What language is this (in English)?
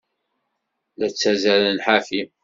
Kabyle